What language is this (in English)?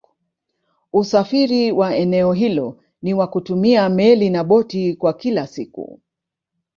Swahili